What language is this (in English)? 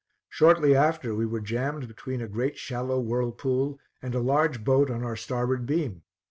English